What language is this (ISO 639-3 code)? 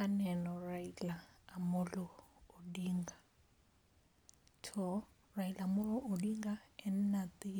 luo